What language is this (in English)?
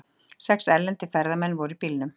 Icelandic